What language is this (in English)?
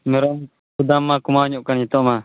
Santali